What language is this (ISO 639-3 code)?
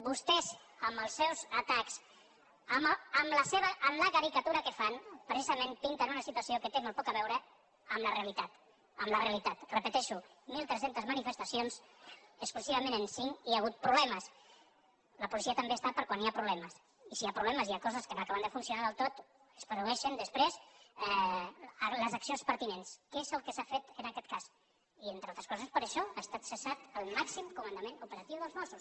cat